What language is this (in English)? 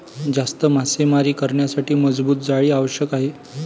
Marathi